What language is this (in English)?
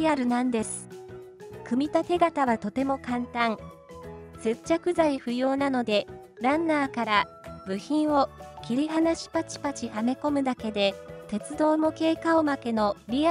Japanese